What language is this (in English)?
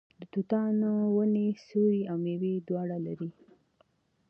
Pashto